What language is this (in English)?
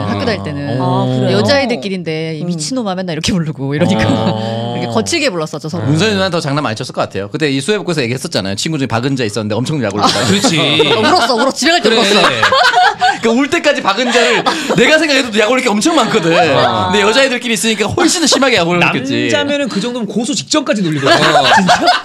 Korean